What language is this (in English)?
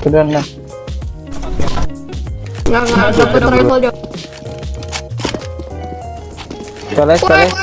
Indonesian